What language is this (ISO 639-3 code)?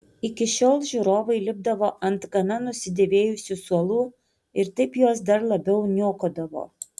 lit